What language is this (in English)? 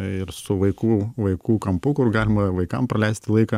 Lithuanian